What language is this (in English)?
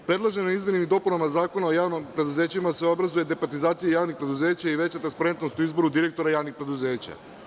Serbian